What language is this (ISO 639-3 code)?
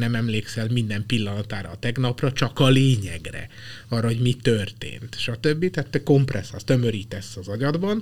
hun